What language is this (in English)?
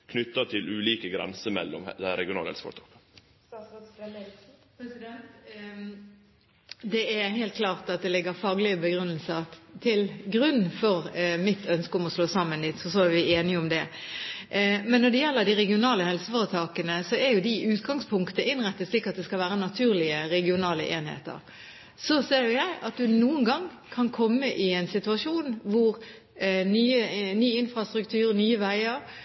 Norwegian